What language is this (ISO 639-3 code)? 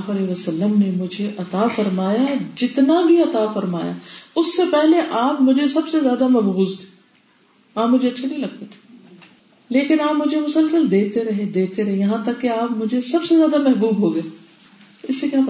urd